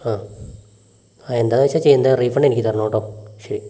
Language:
Malayalam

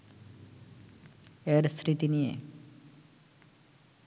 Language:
Bangla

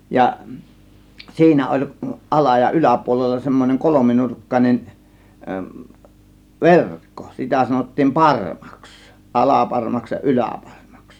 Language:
Finnish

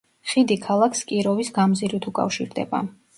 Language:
Georgian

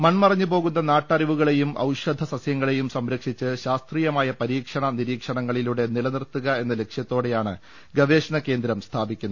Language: Malayalam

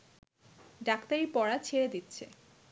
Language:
Bangla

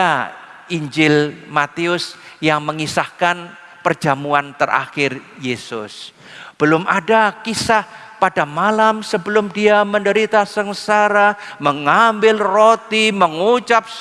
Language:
Indonesian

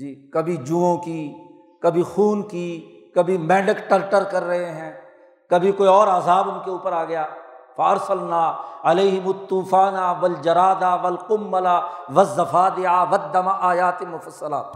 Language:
Urdu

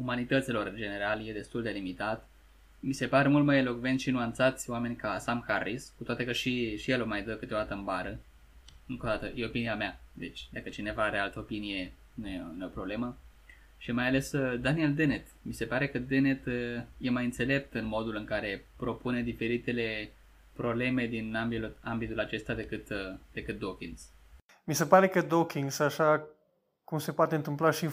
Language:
Romanian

